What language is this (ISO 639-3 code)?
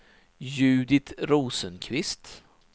swe